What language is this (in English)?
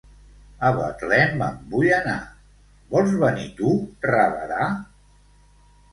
Catalan